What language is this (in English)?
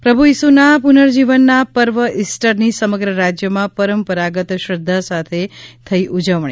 Gujarati